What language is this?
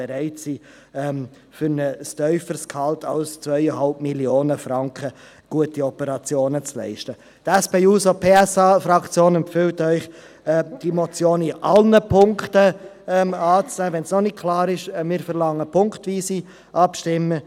Swiss German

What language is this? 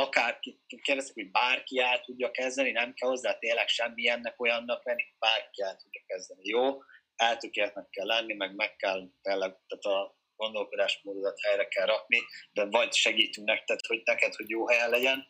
Hungarian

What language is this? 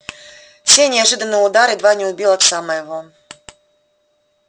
Russian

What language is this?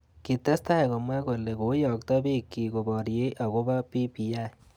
Kalenjin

